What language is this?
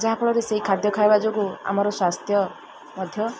Odia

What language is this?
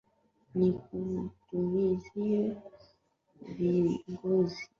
Swahili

